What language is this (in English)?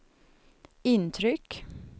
Swedish